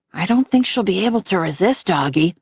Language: English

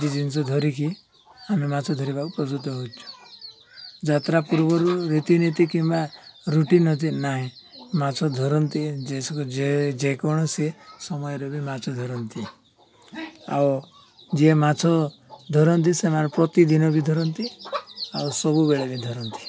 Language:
Odia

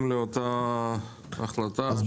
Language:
Hebrew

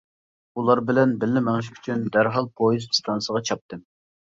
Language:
Uyghur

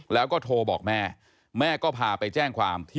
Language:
Thai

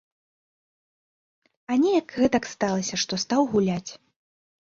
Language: Belarusian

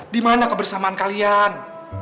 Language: Indonesian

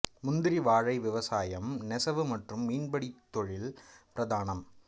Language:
Tamil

